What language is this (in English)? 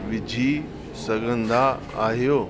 Sindhi